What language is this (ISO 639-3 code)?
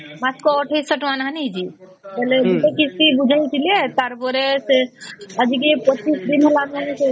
ori